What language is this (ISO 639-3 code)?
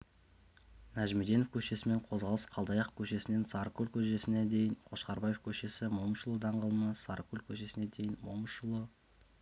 kaz